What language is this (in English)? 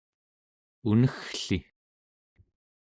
Central Yupik